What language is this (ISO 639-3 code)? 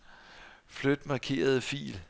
dan